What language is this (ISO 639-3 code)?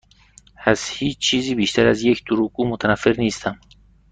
fas